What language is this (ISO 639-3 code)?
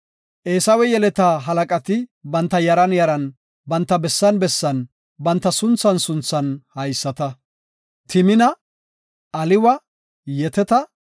gof